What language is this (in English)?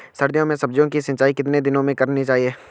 Hindi